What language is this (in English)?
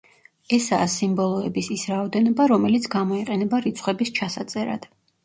Georgian